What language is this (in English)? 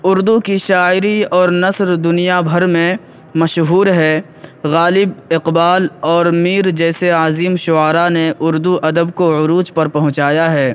Urdu